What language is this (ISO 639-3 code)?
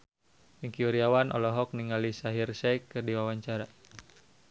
sun